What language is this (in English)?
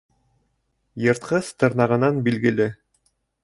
Bashkir